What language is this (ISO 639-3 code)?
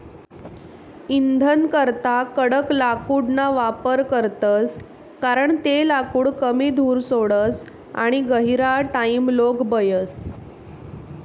mar